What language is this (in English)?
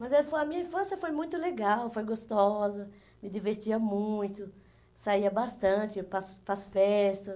Portuguese